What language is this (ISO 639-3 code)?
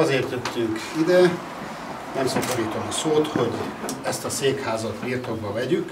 hun